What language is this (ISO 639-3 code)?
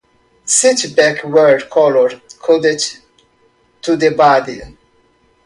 eng